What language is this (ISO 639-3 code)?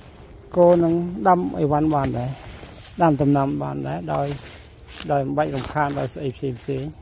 vie